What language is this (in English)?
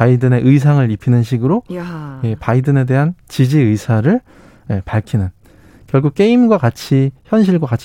Korean